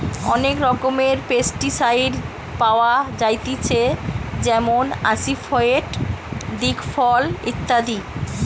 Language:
Bangla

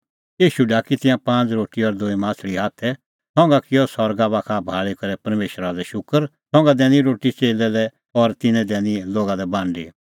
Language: Kullu Pahari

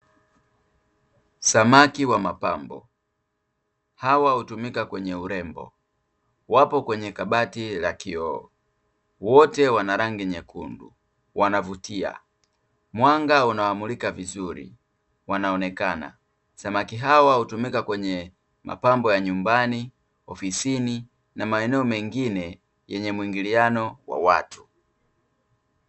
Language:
Swahili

